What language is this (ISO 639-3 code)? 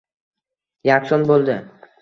uzb